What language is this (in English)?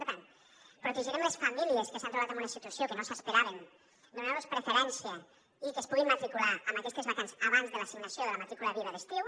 Catalan